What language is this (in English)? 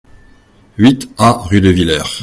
French